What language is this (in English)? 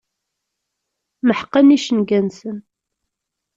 Kabyle